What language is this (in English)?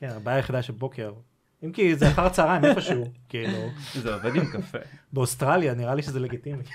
Hebrew